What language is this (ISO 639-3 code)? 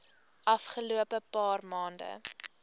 afr